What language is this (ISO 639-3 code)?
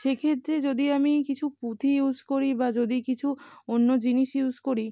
ben